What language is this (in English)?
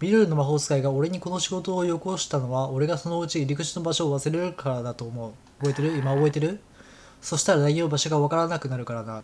Japanese